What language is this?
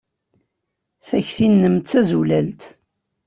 Kabyle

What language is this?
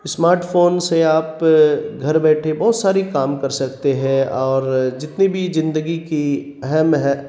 Urdu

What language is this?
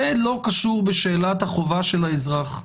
Hebrew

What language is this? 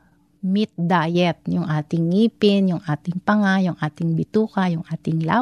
Filipino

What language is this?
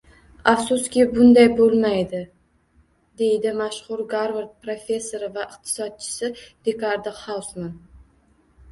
Uzbek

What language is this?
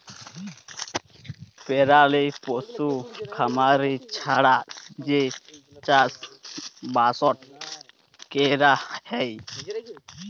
Bangla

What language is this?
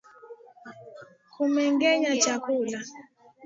Swahili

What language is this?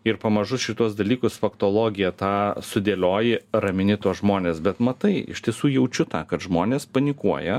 Lithuanian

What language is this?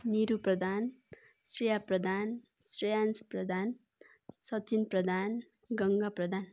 Nepali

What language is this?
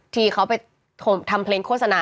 Thai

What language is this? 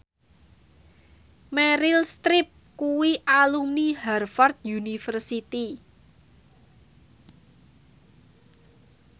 Javanese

